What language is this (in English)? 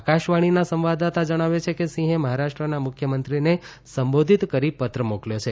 Gujarati